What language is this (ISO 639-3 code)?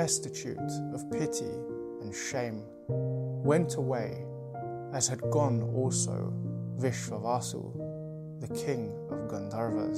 eng